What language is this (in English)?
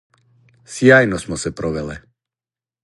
Serbian